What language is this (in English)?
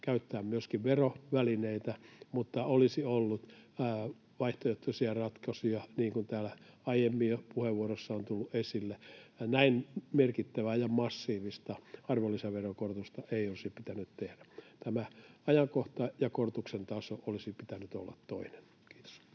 Finnish